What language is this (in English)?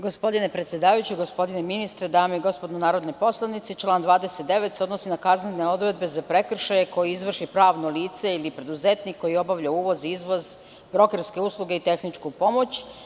Serbian